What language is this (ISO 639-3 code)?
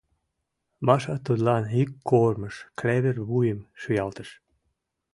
chm